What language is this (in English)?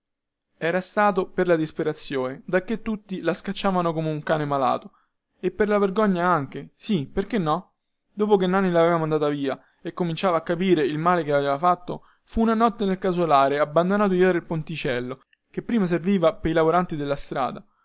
Italian